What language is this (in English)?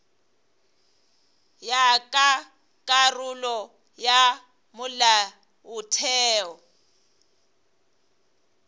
Northern Sotho